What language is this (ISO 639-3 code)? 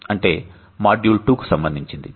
tel